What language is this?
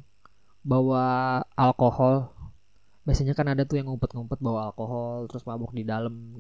Indonesian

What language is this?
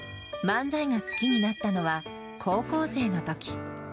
Japanese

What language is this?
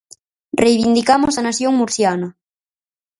Galician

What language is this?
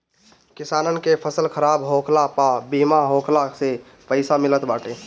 Bhojpuri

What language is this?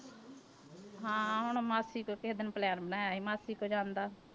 Punjabi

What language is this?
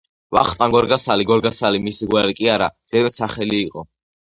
Georgian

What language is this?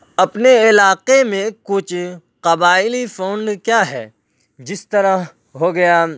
Urdu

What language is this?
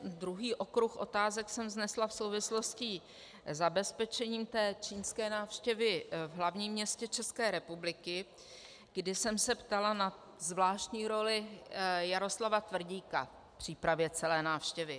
Czech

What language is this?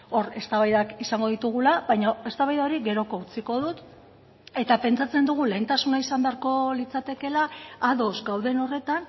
Basque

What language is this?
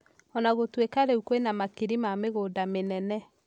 Kikuyu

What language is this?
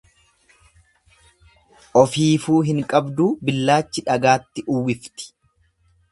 Oromo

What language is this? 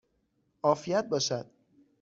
Persian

